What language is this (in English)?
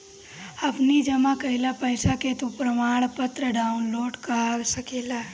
Bhojpuri